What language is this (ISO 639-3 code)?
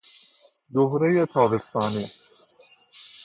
fas